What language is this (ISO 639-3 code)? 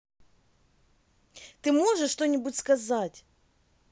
rus